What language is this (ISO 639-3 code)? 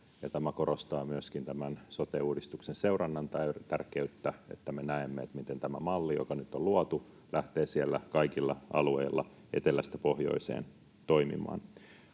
fin